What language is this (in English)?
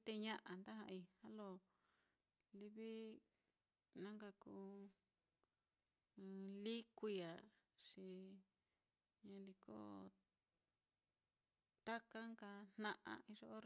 Mitlatongo Mixtec